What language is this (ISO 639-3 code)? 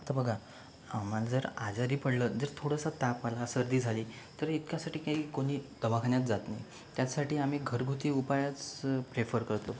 mar